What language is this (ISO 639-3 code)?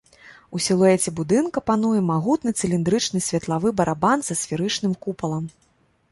bel